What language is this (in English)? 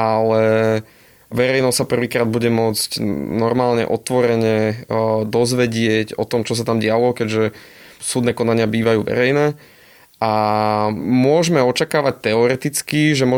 Slovak